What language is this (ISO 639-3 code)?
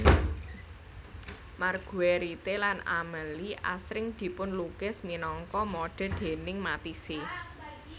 jav